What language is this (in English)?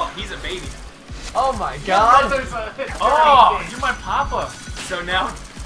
English